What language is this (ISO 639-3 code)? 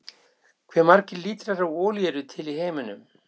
isl